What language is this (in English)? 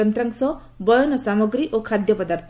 Odia